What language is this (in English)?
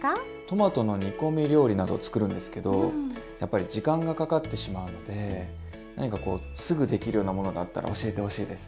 Japanese